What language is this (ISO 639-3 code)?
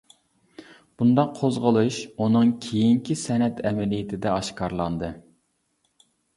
uig